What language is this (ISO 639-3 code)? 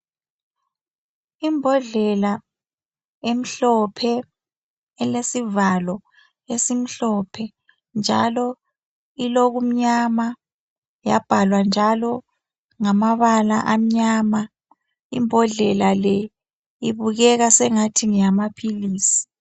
nde